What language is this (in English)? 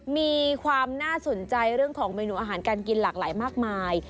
Thai